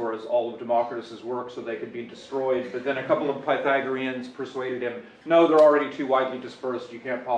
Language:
English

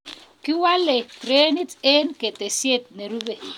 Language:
Kalenjin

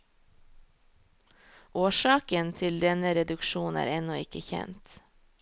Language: Norwegian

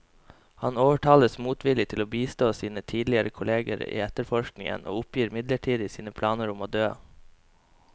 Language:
Norwegian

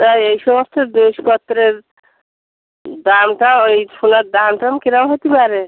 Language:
Bangla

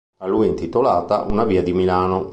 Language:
Italian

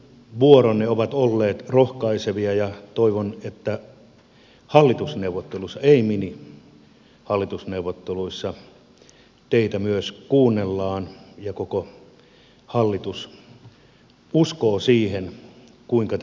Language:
Finnish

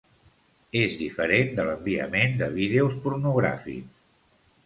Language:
Catalan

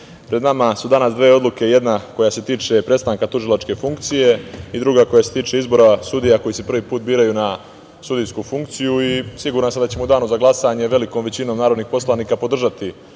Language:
Serbian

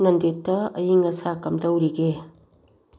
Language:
Manipuri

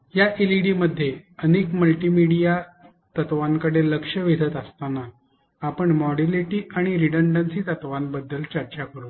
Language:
Marathi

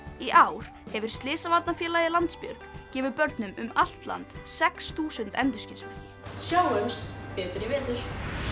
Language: Icelandic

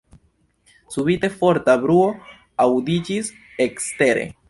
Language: Esperanto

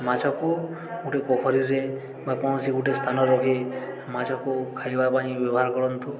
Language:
Odia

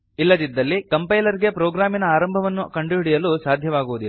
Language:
Kannada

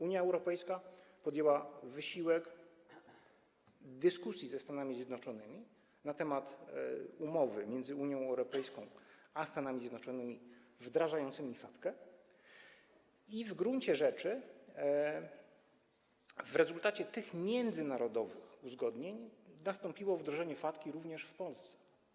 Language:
Polish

